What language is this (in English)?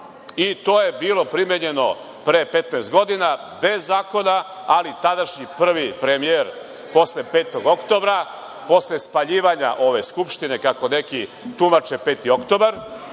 Serbian